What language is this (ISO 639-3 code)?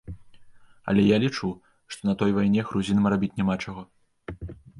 bel